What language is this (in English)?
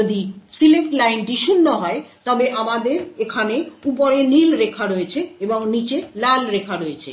Bangla